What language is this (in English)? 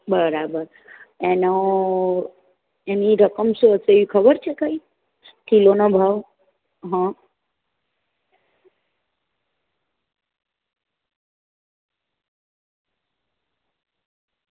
Gujarati